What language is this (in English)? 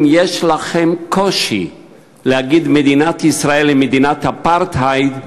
Hebrew